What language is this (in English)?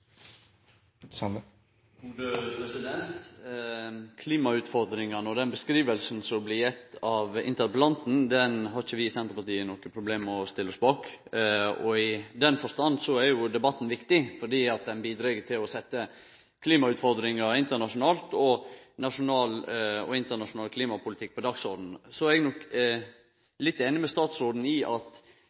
Norwegian Nynorsk